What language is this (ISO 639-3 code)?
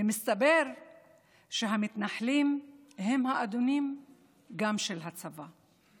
heb